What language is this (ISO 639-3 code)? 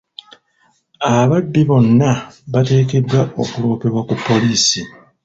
lug